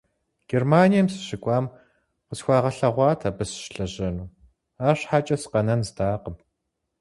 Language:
Kabardian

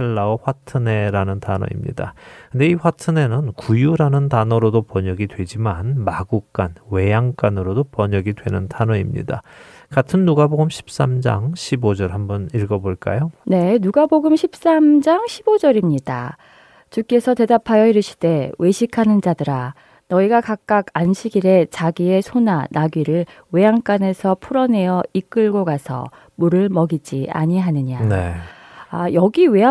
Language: Korean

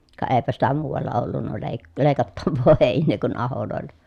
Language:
Finnish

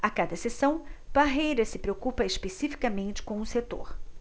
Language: Portuguese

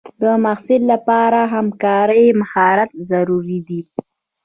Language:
Pashto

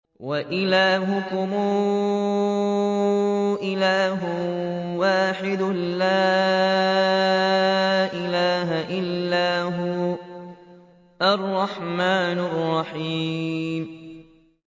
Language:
Arabic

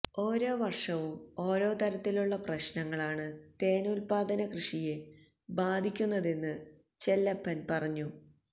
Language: Malayalam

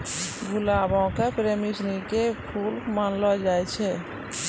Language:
Maithili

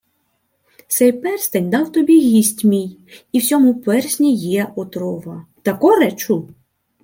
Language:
Ukrainian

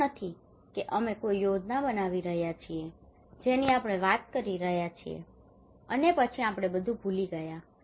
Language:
Gujarati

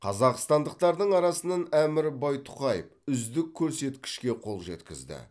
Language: Kazakh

